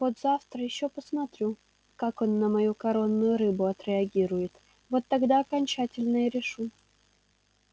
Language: Russian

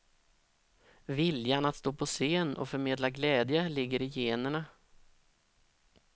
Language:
Swedish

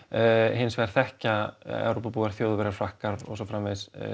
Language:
Icelandic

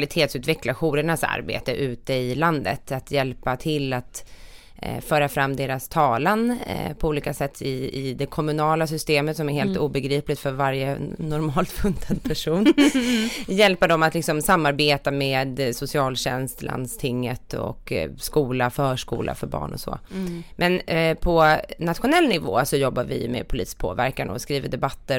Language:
Swedish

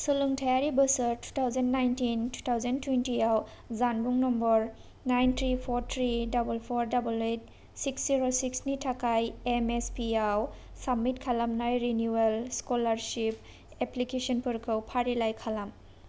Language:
Bodo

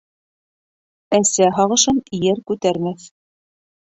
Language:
Bashkir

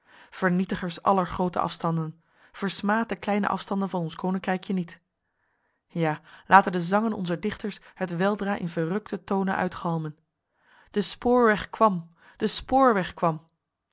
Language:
Dutch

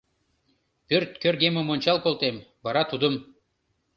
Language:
Mari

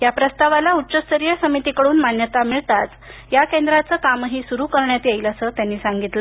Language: Marathi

